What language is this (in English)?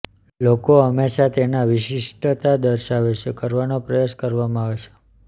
Gujarati